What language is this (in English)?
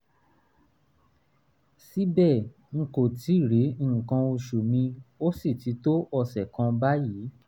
Yoruba